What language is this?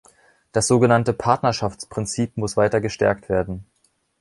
German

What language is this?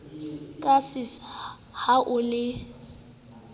Southern Sotho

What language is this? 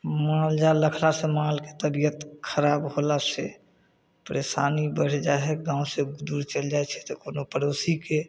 Maithili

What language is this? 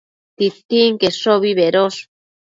Matsés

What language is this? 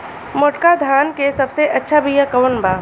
Bhojpuri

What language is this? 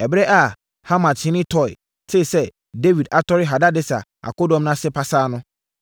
Akan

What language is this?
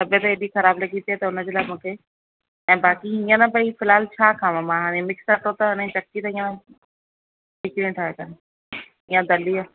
Sindhi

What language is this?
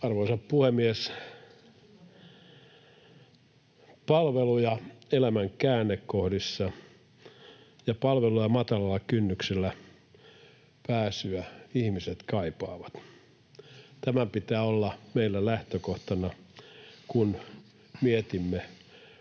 Finnish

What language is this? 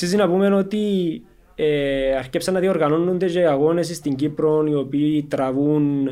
Greek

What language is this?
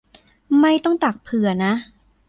Thai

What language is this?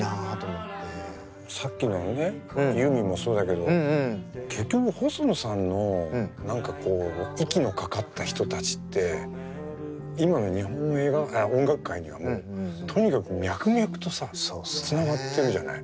Japanese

